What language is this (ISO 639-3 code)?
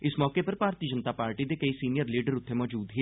doi